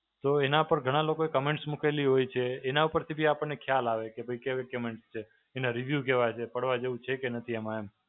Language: Gujarati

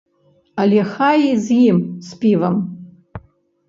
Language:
Belarusian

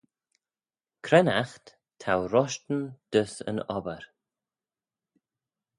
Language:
Manx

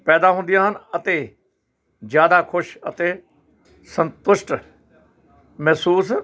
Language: Punjabi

